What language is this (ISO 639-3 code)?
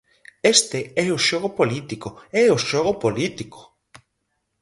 glg